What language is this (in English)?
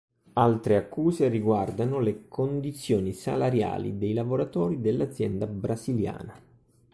Italian